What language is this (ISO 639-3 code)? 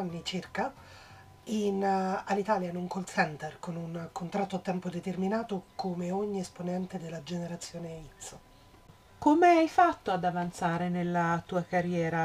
ita